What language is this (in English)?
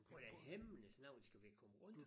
Danish